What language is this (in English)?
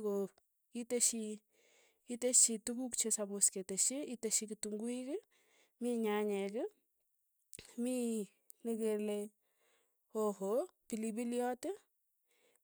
Tugen